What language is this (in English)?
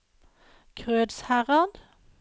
Norwegian